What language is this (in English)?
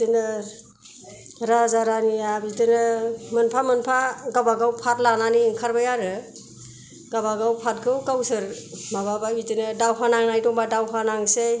Bodo